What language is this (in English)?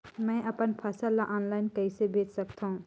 Chhattisgarhi